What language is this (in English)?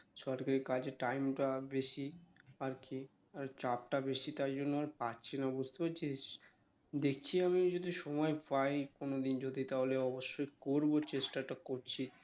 Bangla